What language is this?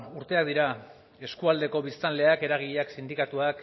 Basque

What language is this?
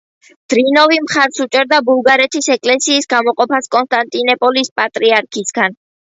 Georgian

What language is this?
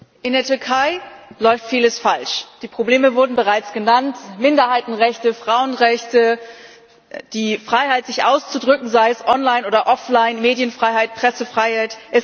German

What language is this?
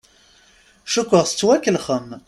Kabyle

